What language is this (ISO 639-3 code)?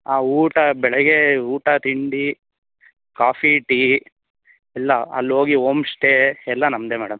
kan